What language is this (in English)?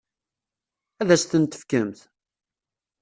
Kabyle